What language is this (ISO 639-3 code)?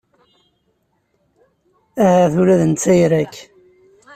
kab